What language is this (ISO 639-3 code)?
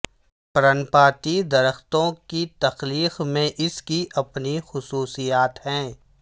urd